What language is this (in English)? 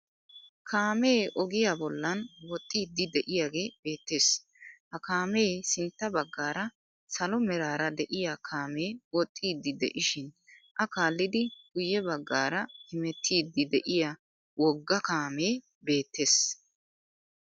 Wolaytta